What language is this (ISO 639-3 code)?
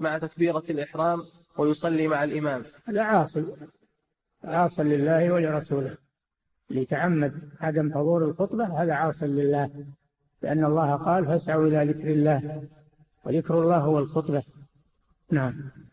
ara